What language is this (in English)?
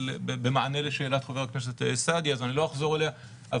Hebrew